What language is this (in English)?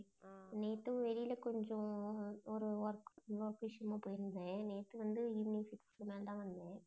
Tamil